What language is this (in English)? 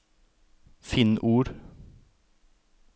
Norwegian